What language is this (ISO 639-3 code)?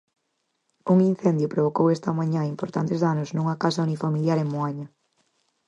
glg